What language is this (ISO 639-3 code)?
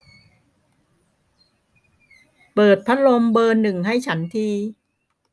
tha